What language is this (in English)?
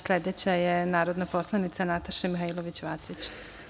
Serbian